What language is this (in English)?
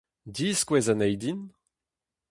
Breton